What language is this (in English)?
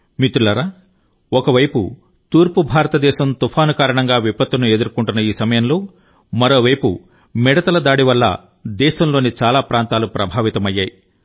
Telugu